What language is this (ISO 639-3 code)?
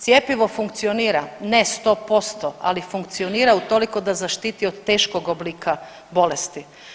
hrv